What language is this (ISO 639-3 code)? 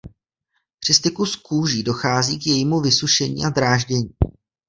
ces